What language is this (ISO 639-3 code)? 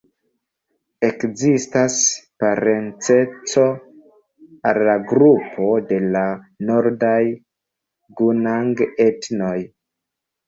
epo